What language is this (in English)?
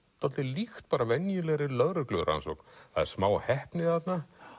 Icelandic